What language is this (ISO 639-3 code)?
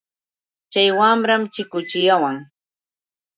qux